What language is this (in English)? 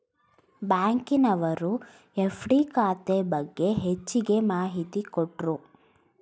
Kannada